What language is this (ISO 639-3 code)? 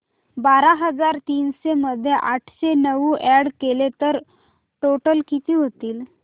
mar